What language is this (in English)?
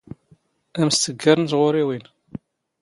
Standard Moroccan Tamazight